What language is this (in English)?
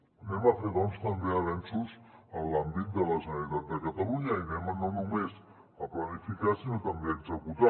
Catalan